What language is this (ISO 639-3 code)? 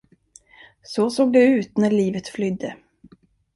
swe